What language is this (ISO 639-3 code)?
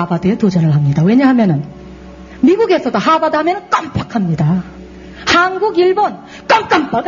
kor